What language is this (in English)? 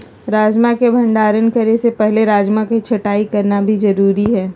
Magahi